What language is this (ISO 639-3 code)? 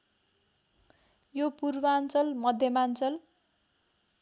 nep